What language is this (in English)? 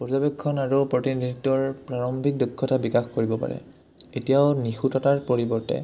Assamese